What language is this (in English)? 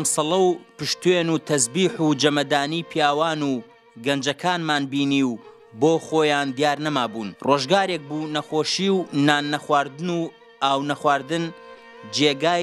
Arabic